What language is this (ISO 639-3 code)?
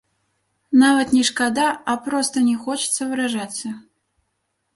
bel